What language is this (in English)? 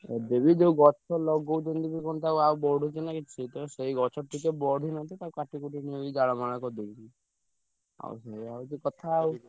Odia